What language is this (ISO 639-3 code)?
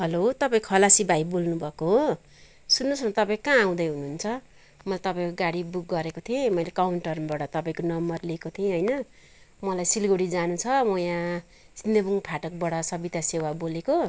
nep